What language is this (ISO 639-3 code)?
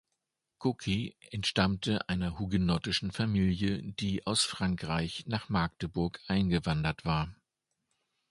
deu